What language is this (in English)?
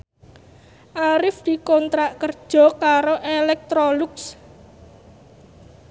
Javanese